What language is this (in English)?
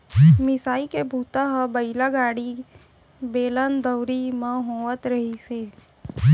Chhattisgarhi